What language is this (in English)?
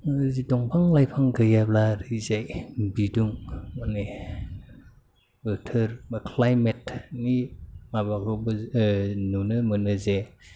Bodo